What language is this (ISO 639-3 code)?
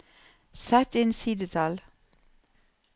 nor